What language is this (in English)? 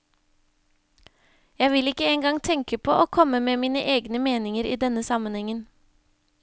Norwegian